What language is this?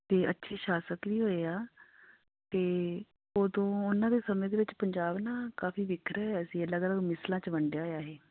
Punjabi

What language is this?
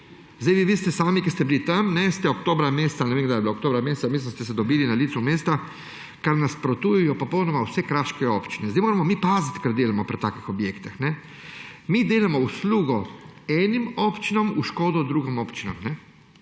Slovenian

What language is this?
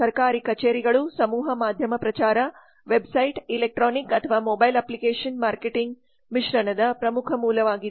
Kannada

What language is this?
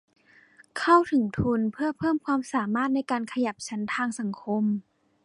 Thai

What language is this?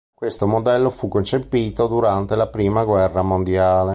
Italian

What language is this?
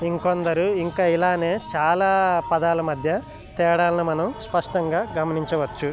Telugu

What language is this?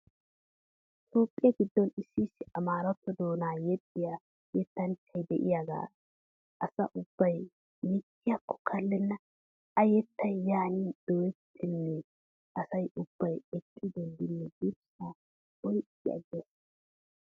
Wolaytta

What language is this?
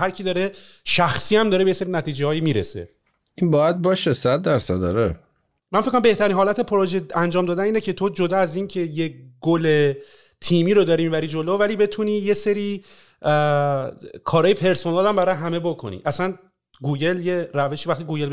Persian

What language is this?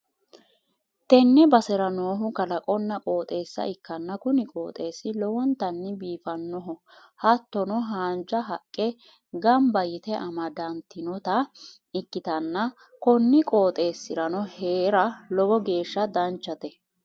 Sidamo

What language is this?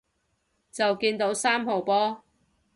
Cantonese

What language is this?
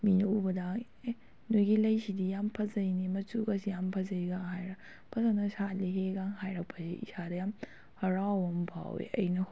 Manipuri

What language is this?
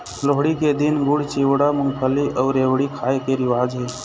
Chhattisgarhi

